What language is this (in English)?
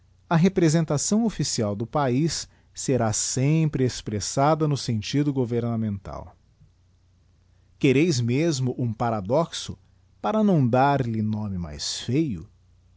Portuguese